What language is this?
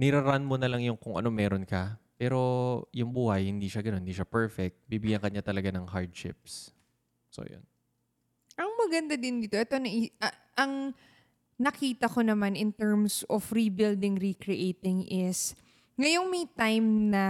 Filipino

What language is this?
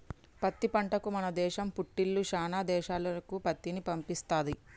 Telugu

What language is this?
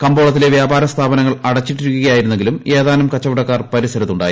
Malayalam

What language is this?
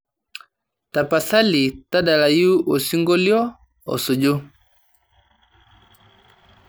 Masai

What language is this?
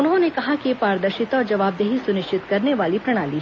Hindi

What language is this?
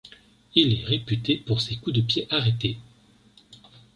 French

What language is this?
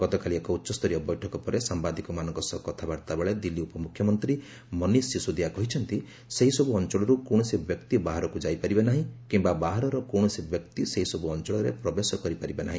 Odia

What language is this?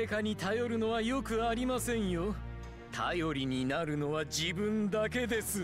Japanese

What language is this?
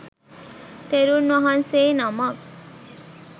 Sinhala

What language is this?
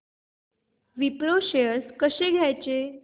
Marathi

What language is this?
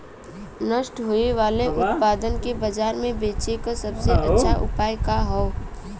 Bhojpuri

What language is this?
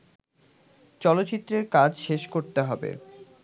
Bangla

